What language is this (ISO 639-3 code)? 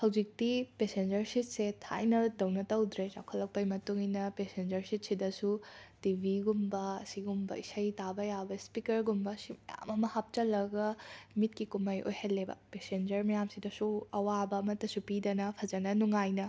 mni